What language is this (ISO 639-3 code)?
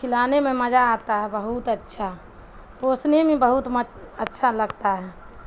urd